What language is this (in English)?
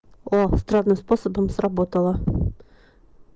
Russian